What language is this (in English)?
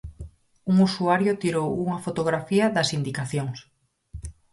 Galician